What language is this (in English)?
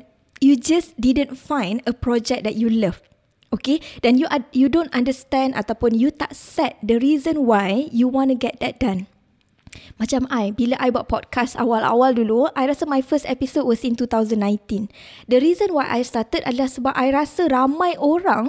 Malay